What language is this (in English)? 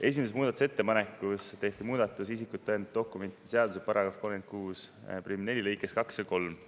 Estonian